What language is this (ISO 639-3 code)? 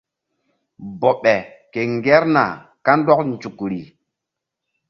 mdd